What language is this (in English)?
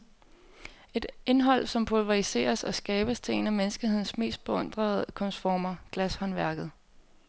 Danish